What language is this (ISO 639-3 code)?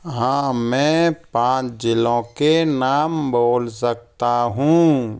hin